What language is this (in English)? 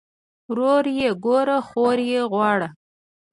Pashto